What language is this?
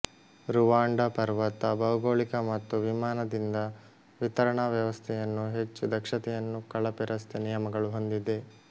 Kannada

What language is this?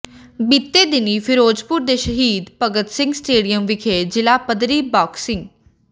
Punjabi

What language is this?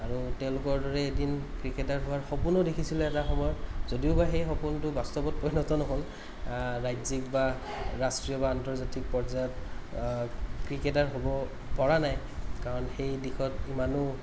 Assamese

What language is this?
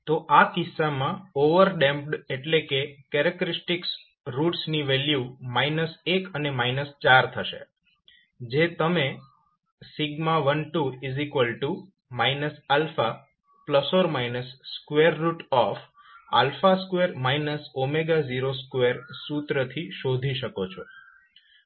Gujarati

